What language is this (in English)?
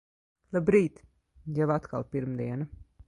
Latvian